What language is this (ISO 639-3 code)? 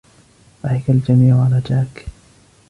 ara